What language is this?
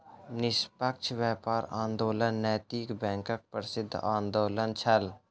Maithili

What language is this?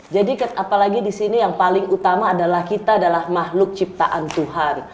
Indonesian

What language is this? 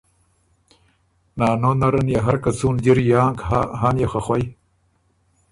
Ormuri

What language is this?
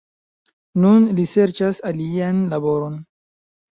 Esperanto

